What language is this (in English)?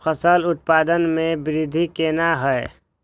Maithili